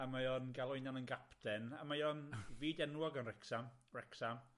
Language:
Welsh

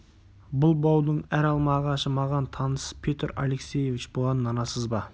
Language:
Kazakh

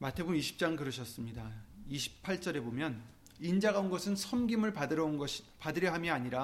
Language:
Korean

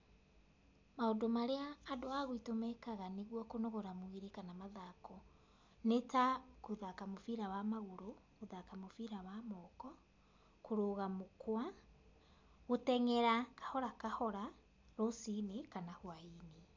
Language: Kikuyu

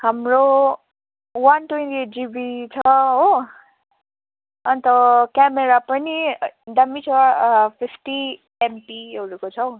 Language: Nepali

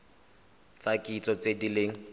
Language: Tswana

